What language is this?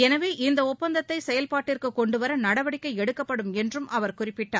Tamil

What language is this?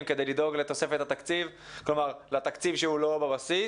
Hebrew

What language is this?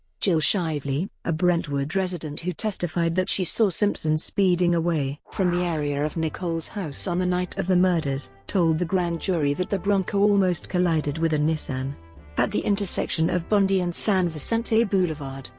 English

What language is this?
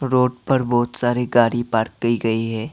Hindi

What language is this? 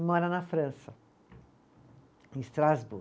Portuguese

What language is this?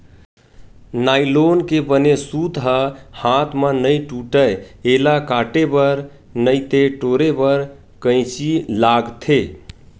Chhattisgarhi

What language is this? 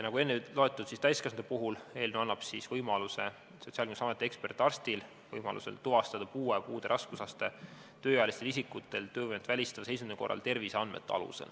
Estonian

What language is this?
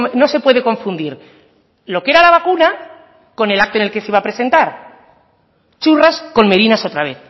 Spanish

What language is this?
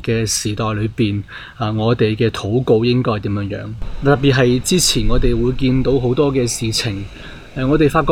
Chinese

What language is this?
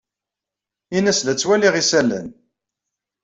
Kabyle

